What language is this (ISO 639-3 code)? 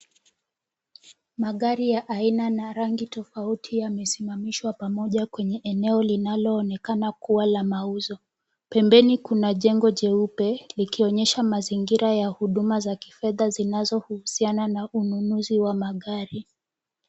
swa